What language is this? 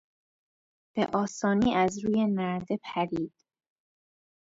Persian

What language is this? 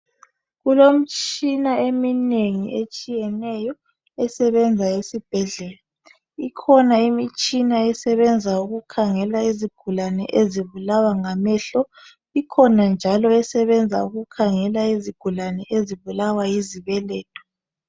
North Ndebele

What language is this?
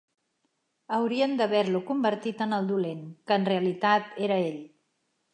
Catalan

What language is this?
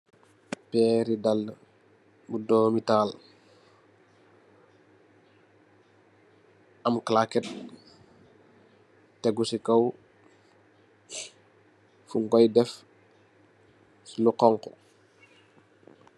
Wolof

